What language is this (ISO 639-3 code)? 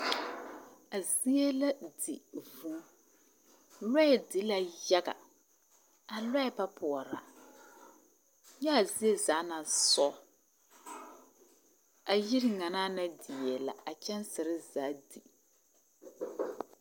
dga